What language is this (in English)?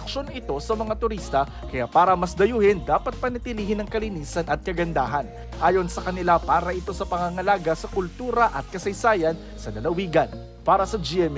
Filipino